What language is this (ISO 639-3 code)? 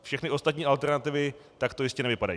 ces